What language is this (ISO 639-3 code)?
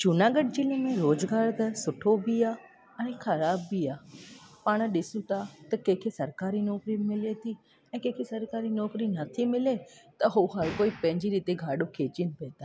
snd